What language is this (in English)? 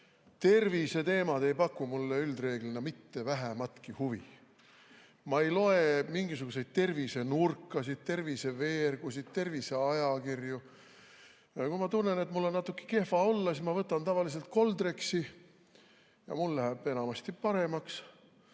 Estonian